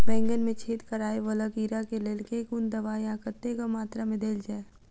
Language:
Maithili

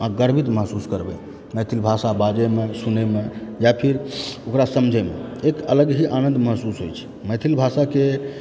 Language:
Maithili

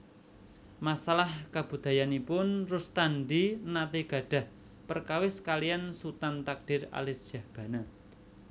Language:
Javanese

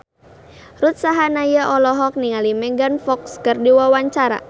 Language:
Sundanese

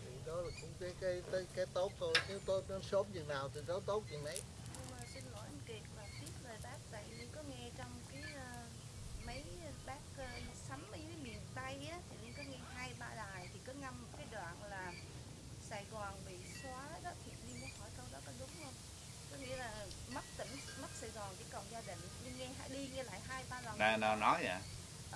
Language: Vietnamese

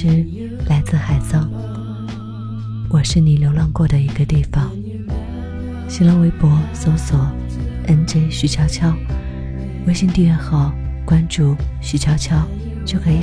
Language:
Chinese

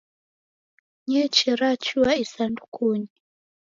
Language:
Taita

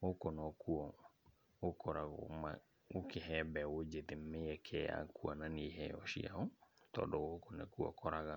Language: Kikuyu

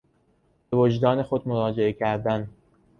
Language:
Persian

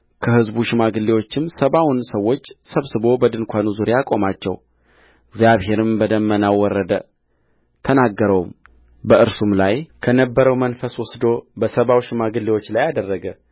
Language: Amharic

